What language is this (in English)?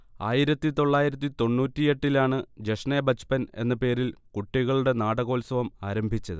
Malayalam